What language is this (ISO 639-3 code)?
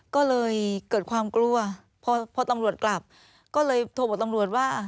tha